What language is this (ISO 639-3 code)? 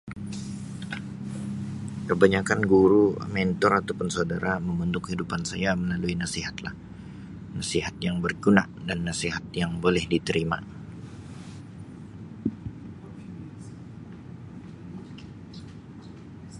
msi